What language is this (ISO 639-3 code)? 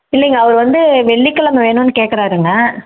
tam